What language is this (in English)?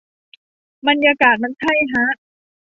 Thai